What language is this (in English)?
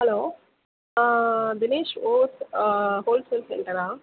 Tamil